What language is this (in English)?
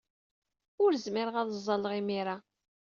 Kabyle